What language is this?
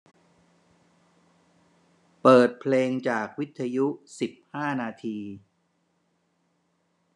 Thai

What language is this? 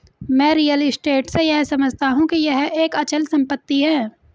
Hindi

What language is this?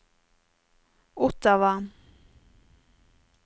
Norwegian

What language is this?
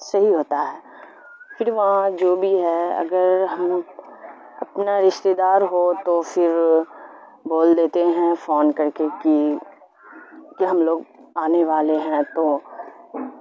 Urdu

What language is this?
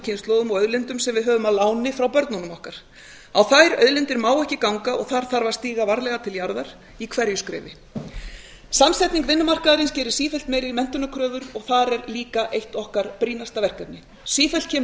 Icelandic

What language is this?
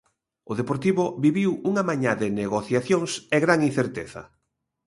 Galician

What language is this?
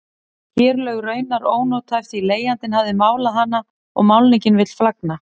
Icelandic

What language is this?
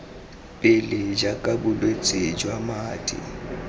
Tswana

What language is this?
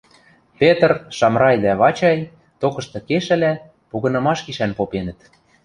Western Mari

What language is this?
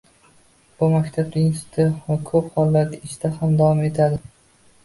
Uzbek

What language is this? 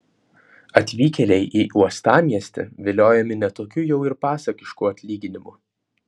Lithuanian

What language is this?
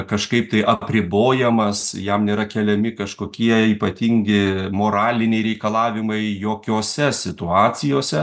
Lithuanian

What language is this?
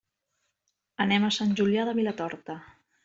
Catalan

